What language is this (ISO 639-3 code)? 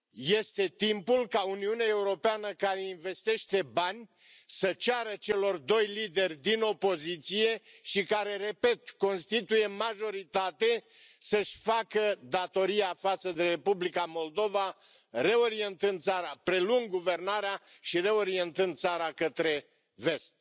ron